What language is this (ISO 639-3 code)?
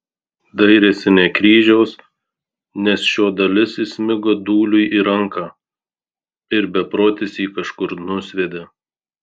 lit